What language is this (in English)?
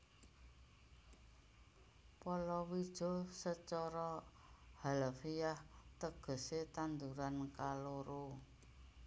Javanese